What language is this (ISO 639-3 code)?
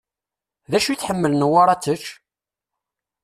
kab